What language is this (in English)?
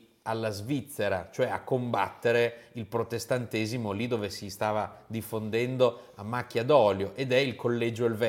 Italian